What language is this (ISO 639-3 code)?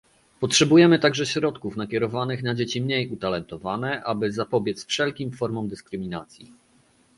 pol